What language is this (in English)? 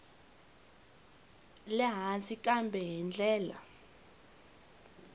Tsonga